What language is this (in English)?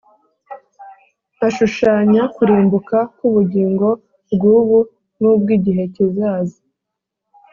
Kinyarwanda